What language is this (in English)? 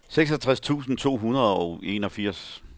Danish